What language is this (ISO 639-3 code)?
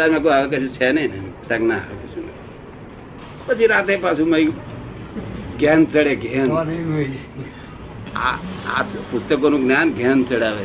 guj